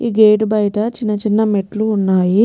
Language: Telugu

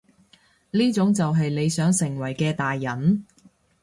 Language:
Cantonese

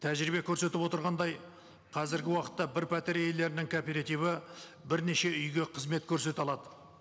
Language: Kazakh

